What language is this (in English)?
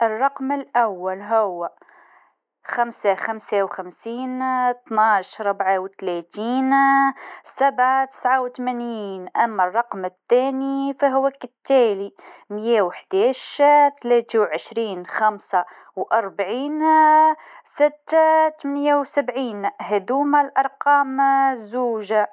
Tunisian Arabic